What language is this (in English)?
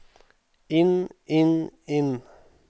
Norwegian